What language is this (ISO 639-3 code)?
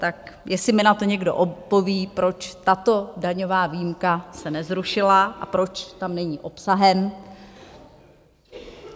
ces